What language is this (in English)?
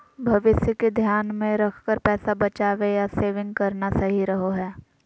Magahi